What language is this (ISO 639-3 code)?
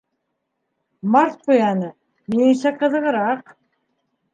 bak